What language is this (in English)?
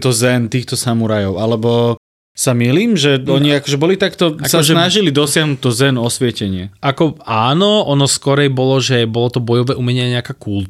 Slovak